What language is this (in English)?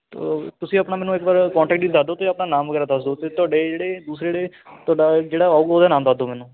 Punjabi